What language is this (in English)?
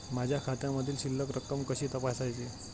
Marathi